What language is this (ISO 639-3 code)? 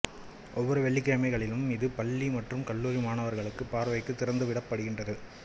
tam